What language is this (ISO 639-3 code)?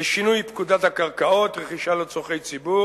heb